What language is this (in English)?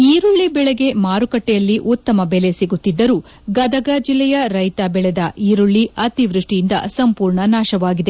Kannada